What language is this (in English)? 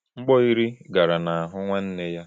Igbo